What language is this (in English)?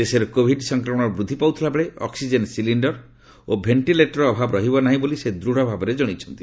Odia